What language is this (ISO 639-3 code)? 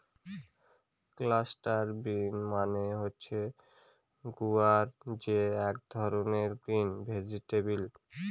ben